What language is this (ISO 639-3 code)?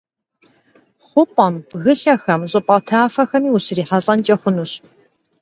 kbd